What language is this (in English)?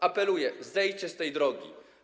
Polish